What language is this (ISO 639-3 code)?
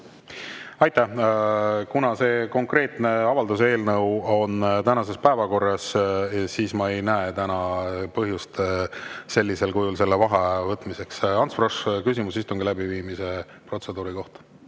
est